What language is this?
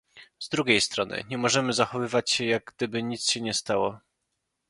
Polish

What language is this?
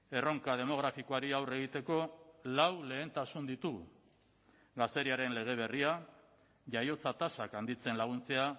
Basque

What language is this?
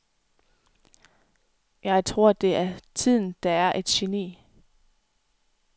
Danish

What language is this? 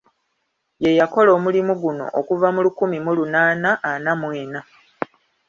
Ganda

